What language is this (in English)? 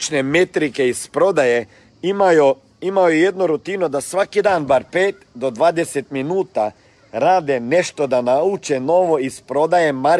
Croatian